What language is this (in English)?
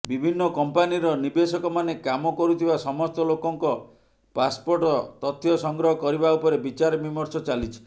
Odia